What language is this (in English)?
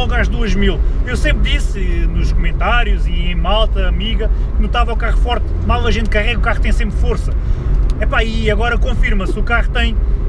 Portuguese